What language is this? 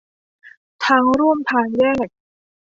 Thai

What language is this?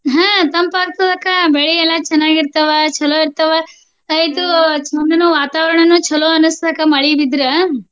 Kannada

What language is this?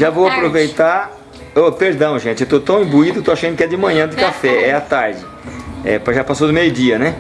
Portuguese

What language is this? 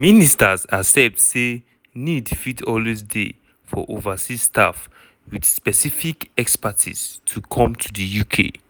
Nigerian Pidgin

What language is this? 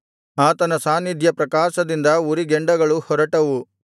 Kannada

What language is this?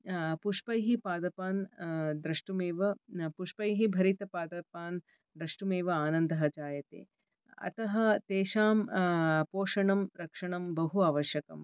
Sanskrit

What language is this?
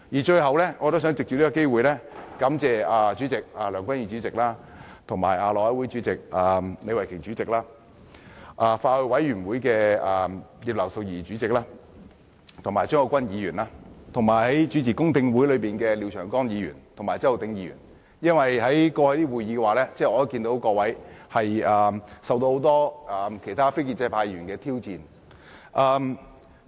Cantonese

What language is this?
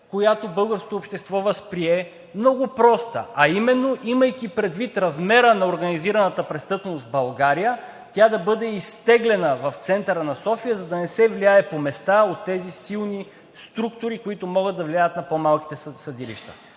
Bulgarian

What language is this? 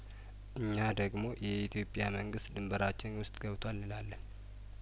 Amharic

